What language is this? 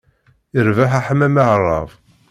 Kabyle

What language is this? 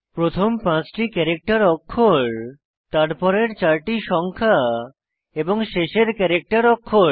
Bangla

